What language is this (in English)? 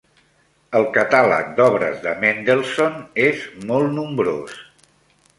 Catalan